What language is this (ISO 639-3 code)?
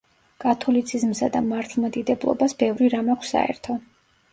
kat